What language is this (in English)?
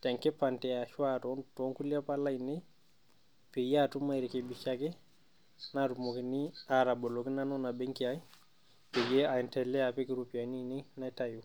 Masai